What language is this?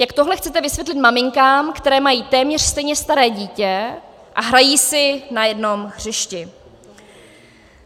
Czech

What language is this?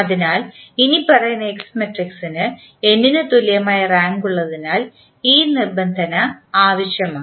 Malayalam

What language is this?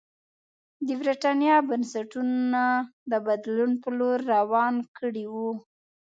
Pashto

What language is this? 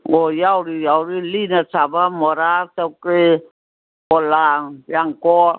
Manipuri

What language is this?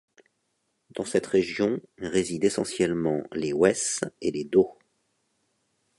French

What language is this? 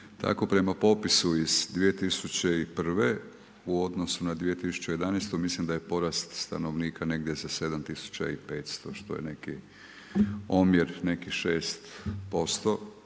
Croatian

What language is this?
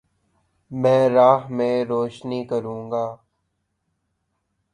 Urdu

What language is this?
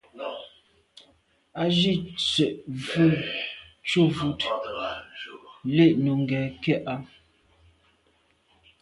Medumba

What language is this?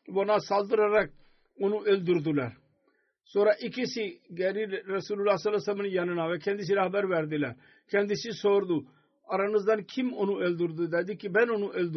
Turkish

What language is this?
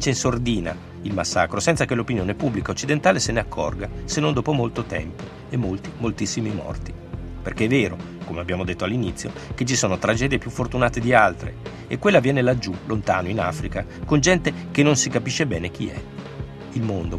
Italian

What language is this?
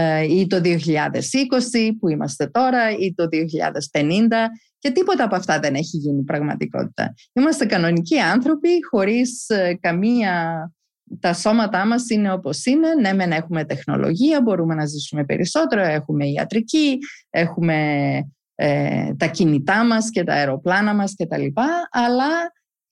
Greek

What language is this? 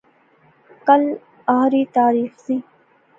Pahari-Potwari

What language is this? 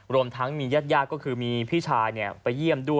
Thai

